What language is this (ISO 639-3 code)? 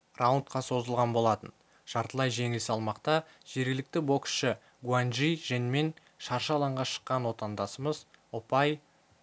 kaz